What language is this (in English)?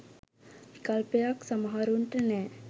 Sinhala